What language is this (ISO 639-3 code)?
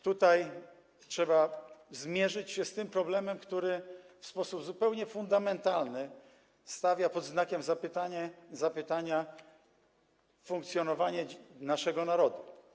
pol